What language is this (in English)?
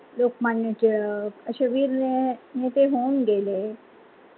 Marathi